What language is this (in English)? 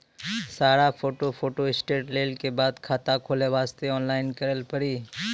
Maithili